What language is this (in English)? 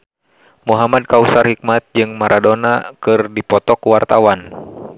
Sundanese